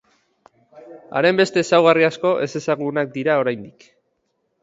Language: Basque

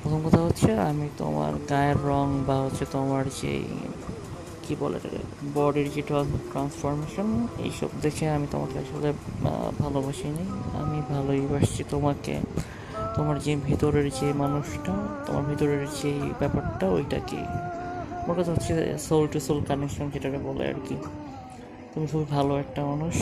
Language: Bangla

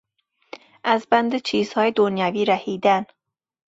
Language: Persian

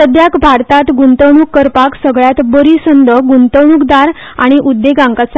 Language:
Konkani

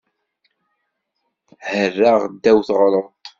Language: Kabyle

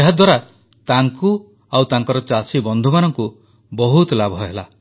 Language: Odia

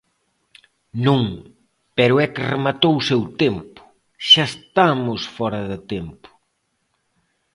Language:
Galician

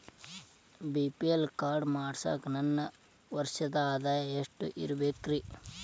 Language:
Kannada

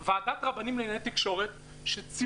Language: Hebrew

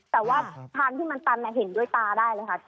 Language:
Thai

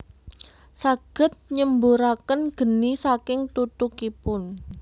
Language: Javanese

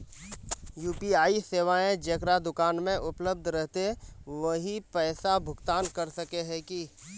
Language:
Magahi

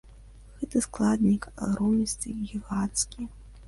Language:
Belarusian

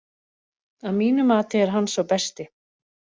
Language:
Icelandic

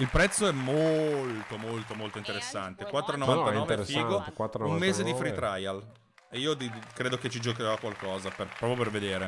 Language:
Italian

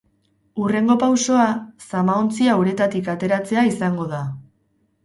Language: Basque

